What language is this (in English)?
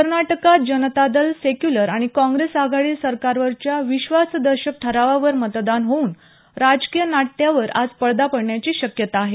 Marathi